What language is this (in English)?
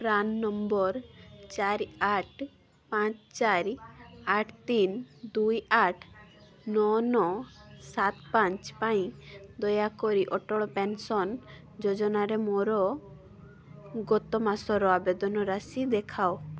Odia